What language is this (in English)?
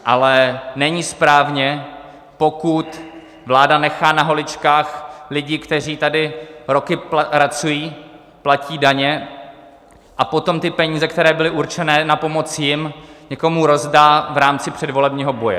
Czech